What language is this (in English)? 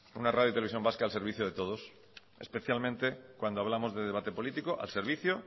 Spanish